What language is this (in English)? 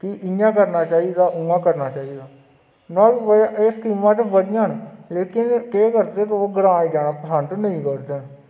Dogri